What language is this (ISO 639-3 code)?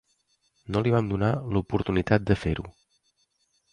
cat